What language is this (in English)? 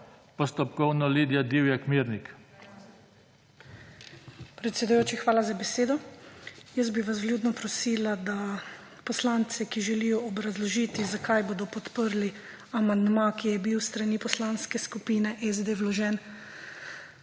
Slovenian